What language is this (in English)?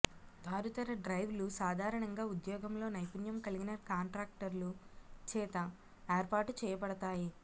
Telugu